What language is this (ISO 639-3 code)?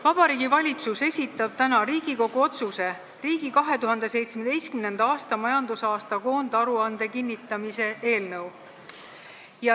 est